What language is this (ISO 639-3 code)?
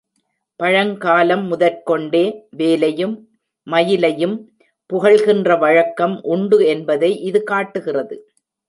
tam